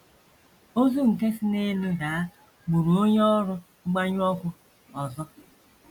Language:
Igbo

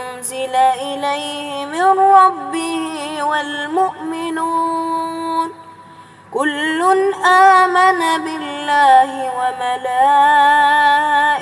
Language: Arabic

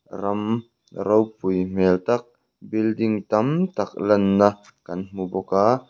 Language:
Mizo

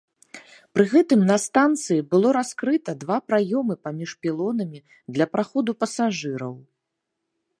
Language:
Belarusian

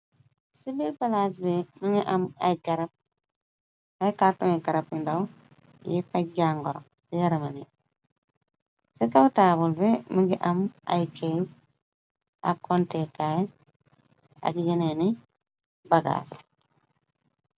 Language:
Wolof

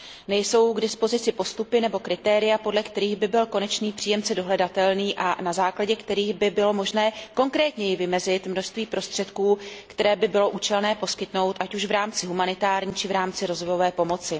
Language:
Czech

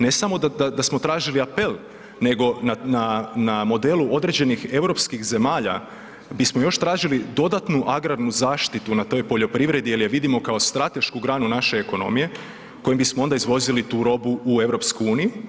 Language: Croatian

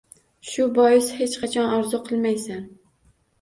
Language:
Uzbek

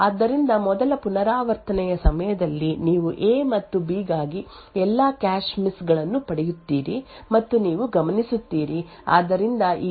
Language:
Kannada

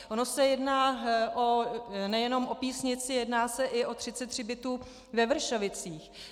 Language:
Czech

